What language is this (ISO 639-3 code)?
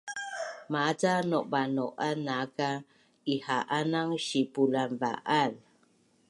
bnn